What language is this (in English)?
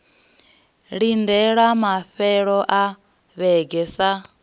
Venda